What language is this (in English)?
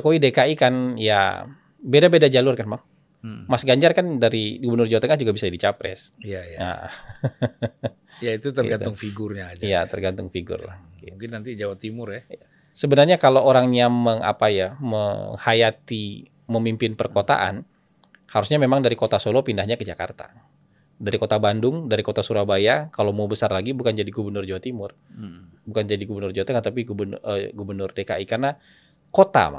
Indonesian